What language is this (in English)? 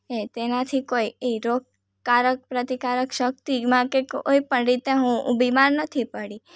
Gujarati